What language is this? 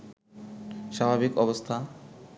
Bangla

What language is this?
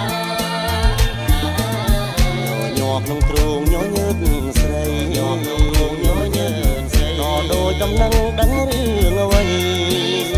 Thai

